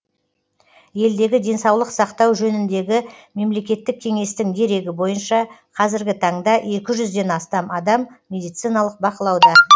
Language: Kazakh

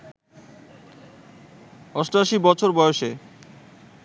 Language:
Bangla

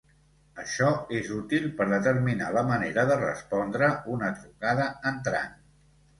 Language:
Catalan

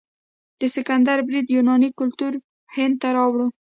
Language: Pashto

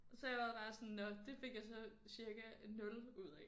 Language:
Danish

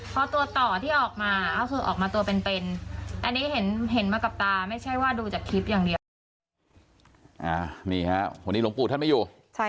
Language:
Thai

